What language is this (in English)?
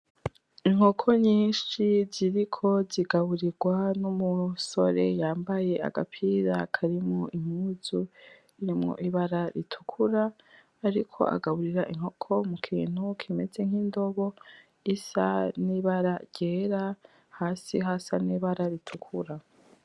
Rundi